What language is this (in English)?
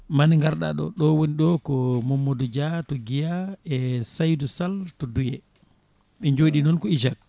Fula